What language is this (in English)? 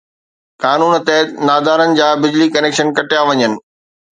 Sindhi